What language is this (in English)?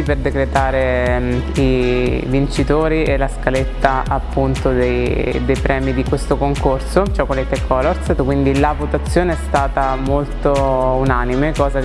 Italian